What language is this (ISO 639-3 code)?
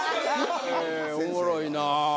jpn